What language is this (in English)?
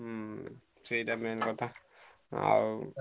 Odia